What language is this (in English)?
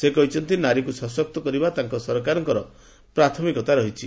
Odia